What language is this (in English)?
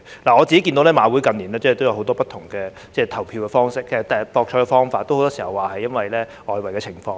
Cantonese